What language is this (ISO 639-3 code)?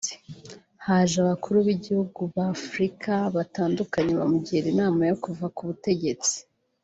kin